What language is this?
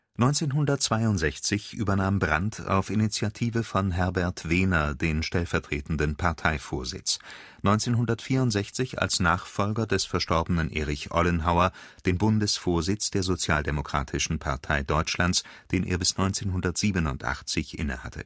German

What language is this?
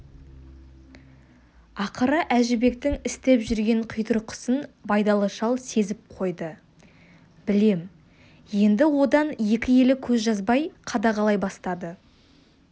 Kazakh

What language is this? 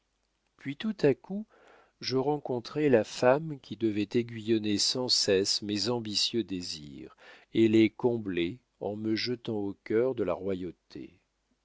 French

